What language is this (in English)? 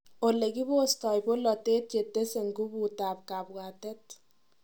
Kalenjin